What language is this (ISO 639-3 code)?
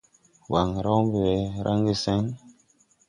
tui